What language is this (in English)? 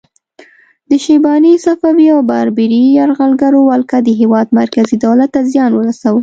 Pashto